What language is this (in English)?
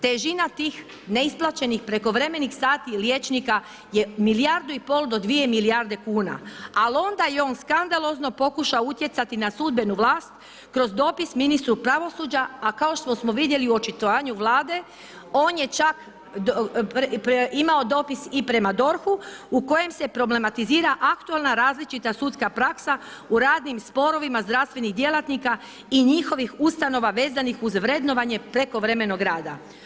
Croatian